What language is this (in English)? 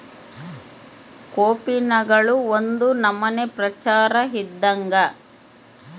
Kannada